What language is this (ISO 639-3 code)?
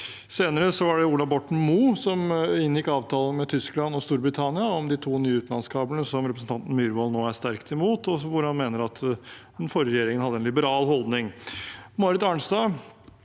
nor